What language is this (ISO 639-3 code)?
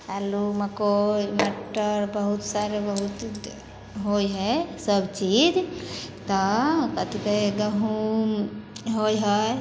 mai